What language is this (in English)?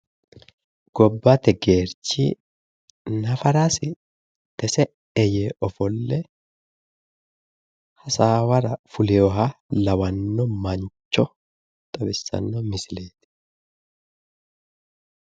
Sidamo